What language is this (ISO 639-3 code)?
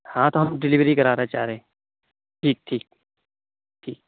urd